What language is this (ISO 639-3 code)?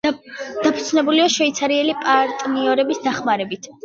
kat